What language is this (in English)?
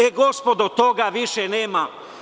Serbian